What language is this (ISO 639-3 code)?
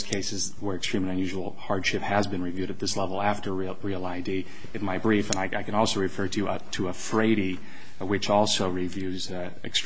eng